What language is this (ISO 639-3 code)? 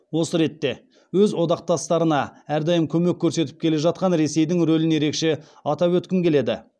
kaz